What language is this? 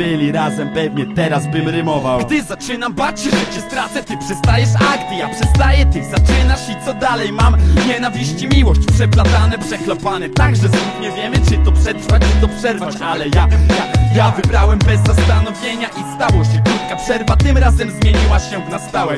Polish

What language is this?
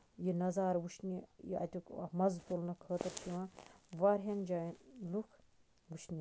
Kashmiri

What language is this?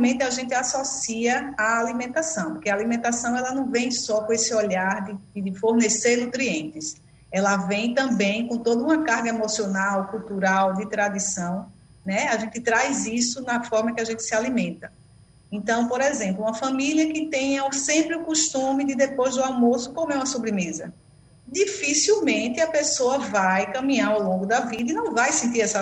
Portuguese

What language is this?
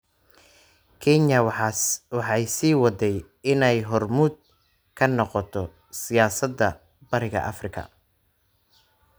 Somali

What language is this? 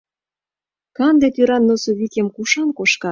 Mari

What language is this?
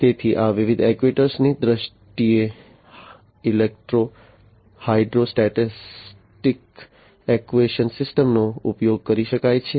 Gujarati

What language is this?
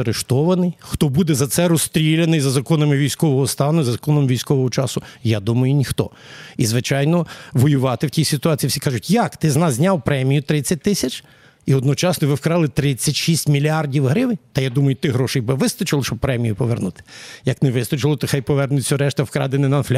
Ukrainian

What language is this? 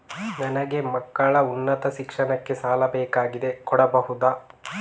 Kannada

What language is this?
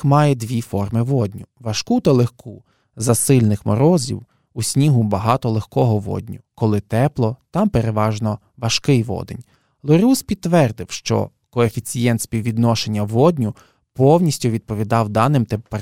Ukrainian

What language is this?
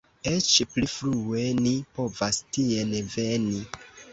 Esperanto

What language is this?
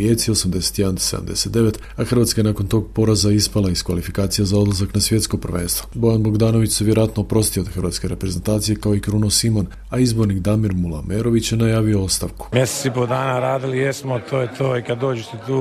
Croatian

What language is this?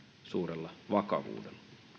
Finnish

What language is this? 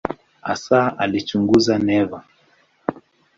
Swahili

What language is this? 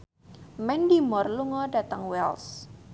Javanese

